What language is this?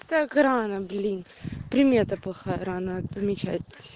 Russian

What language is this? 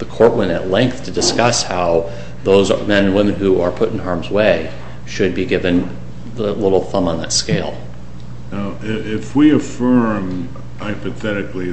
English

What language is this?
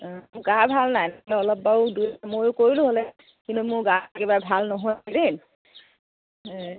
Assamese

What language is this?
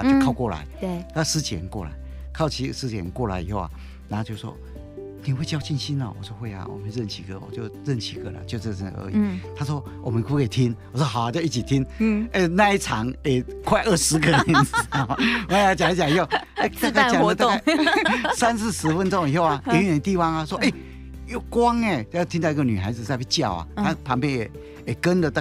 Chinese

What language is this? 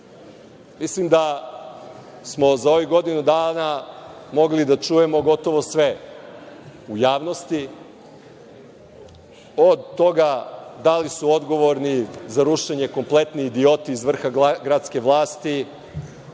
Serbian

